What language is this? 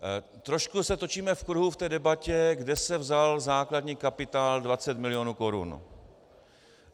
Czech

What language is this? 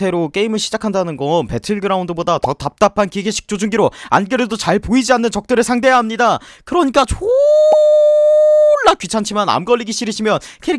Korean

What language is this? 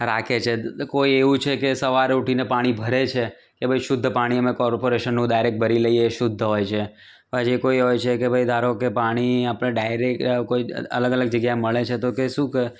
Gujarati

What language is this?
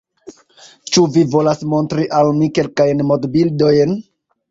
Esperanto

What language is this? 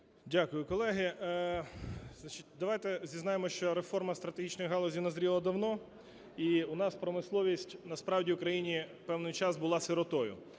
Ukrainian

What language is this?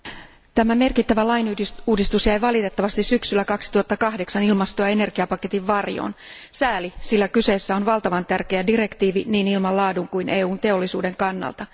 Finnish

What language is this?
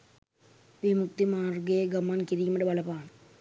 Sinhala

